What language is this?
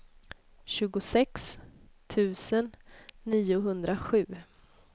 Swedish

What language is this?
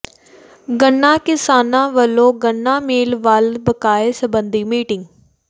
Punjabi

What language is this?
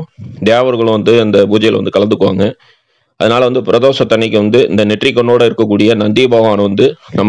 Italian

